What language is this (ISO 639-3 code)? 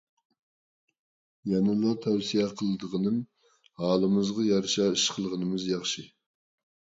uig